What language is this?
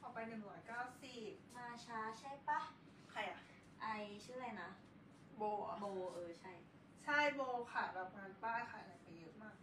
Thai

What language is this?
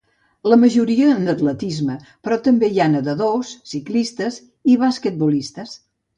Catalan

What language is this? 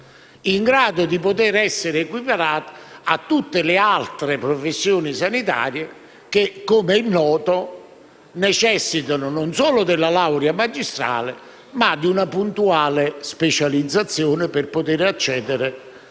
Italian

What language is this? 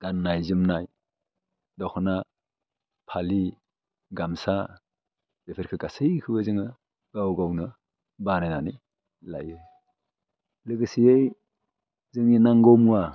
Bodo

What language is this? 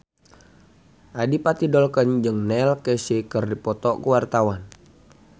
Sundanese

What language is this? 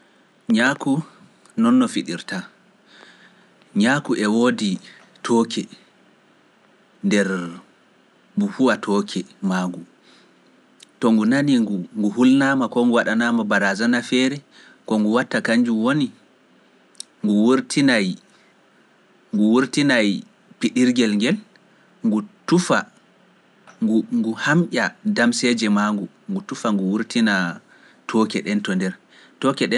Pular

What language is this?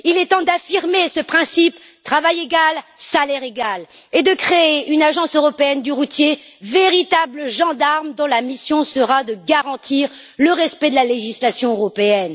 French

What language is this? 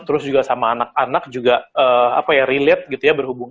Indonesian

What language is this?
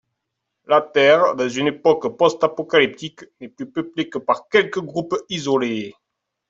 French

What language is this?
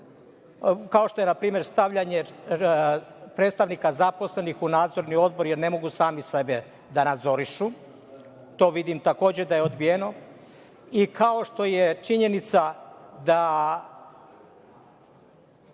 Serbian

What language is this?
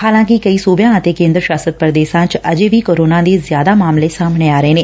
Punjabi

